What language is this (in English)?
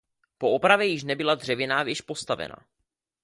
Czech